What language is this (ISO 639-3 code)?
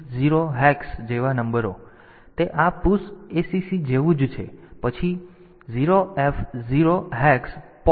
guj